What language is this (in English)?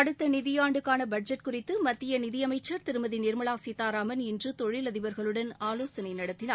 Tamil